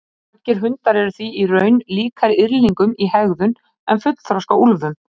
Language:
Icelandic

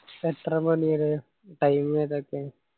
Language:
Malayalam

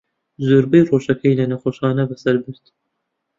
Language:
Central Kurdish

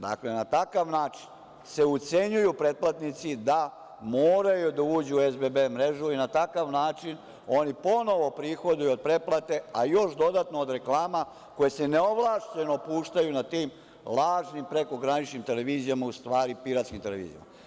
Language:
Serbian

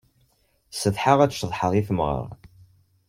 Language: Kabyle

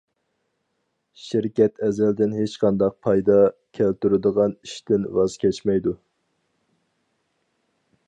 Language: Uyghur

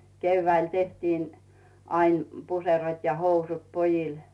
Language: Finnish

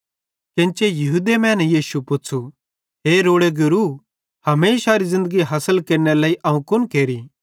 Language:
Bhadrawahi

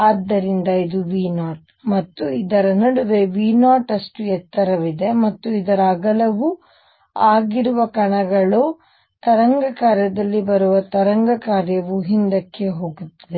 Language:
Kannada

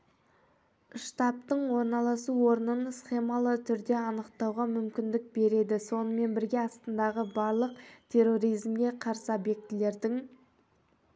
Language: Kazakh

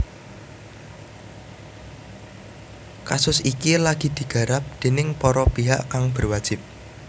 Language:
Javanese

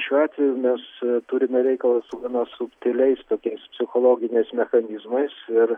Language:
Lithuanian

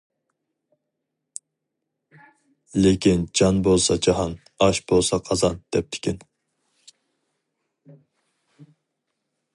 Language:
Uyghur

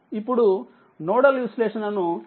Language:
Telugu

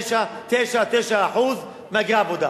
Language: Hebrew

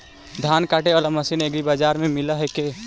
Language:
Magahi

